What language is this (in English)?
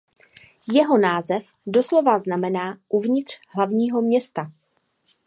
Czech